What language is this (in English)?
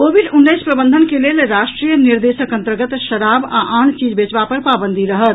Maithili